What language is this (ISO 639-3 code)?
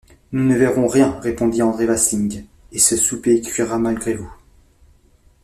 fra